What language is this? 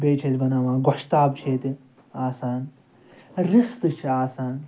Kashmiri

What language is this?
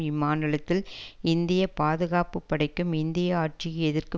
Tamil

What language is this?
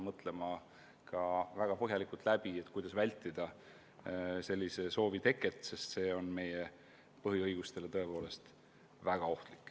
Estonian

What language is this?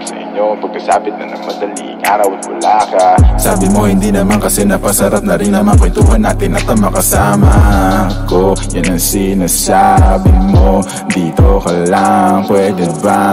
Arabic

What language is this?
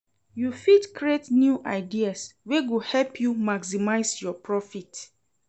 Nigerian Pidgin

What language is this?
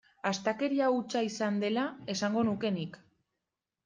Basque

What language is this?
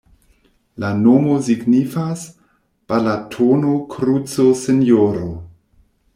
Esperanto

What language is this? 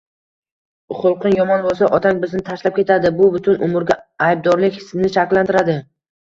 Uzbek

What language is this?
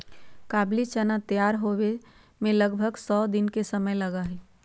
Magahi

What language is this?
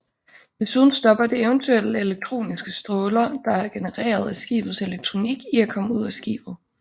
Danish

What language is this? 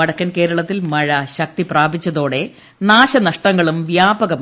Malayalam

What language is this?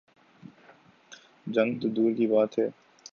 Urdu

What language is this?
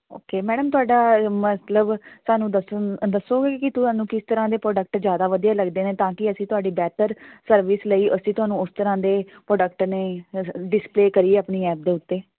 Punjabi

